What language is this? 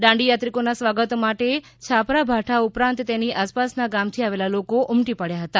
Gujarati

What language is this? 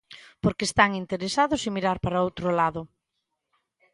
Galician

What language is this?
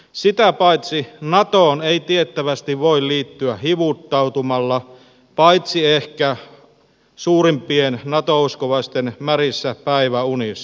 Finnish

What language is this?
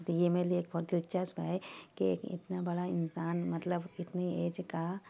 Urdu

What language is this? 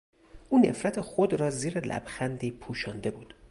Persian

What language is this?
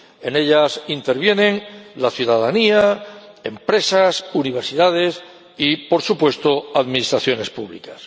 Spanish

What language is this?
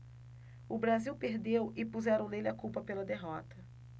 Portuguese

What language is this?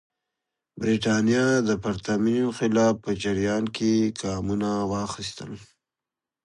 Pashto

